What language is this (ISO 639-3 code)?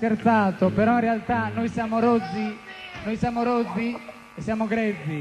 ita